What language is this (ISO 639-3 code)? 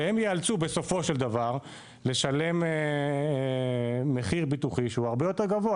heb